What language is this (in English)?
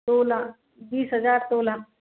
Hindi